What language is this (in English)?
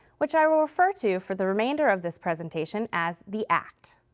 English